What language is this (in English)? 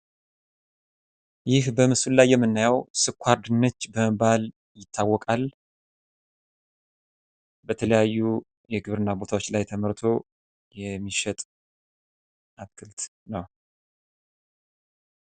Amharic